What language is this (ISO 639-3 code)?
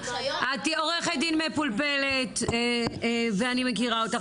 heb